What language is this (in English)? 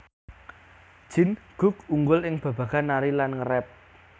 Javanese